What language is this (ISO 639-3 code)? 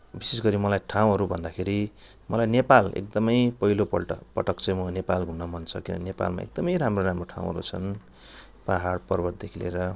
nep